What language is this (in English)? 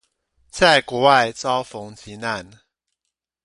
Chinese